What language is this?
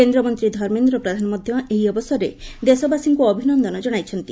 Odia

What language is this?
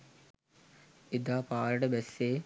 Sinhala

